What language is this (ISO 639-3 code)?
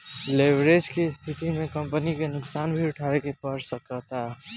bho